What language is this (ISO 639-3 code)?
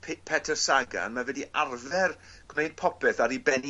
cym